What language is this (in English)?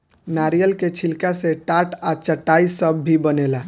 Bhojpuri